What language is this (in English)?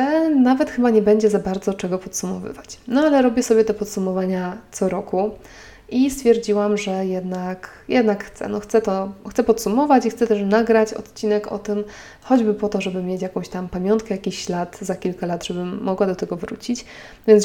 Polish